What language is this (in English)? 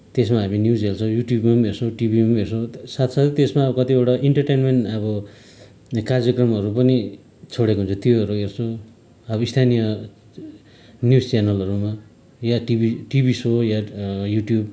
Nepali